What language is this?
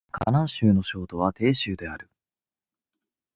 Japanese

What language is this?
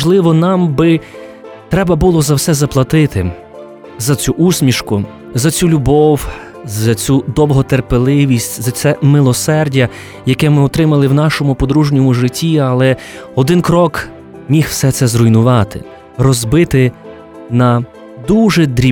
Ukrainian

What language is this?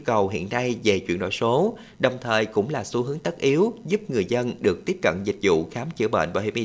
Vietnamese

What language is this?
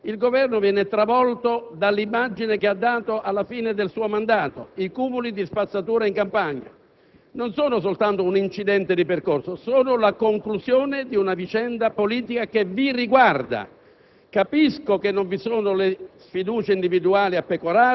Italian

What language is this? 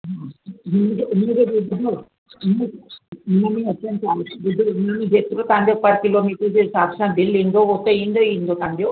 Sindhi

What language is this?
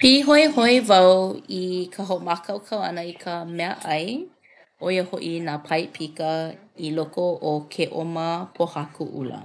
Hawaiian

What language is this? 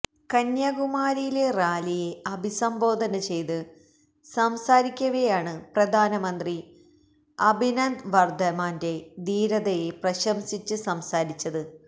Malayalam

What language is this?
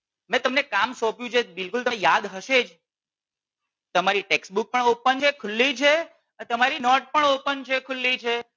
Gujarati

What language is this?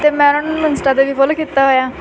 Punjabi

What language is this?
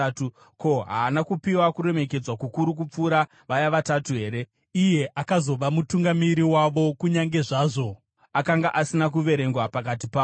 Shona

